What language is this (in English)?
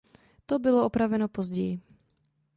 Czech